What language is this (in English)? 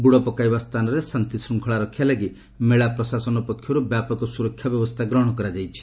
Odia